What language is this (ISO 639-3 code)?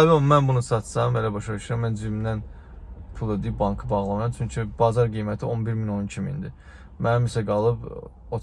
tur